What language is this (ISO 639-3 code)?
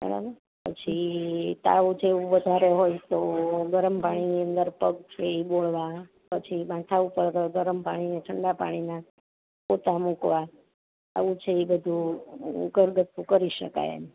guj